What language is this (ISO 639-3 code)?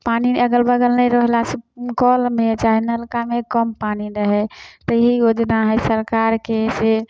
mai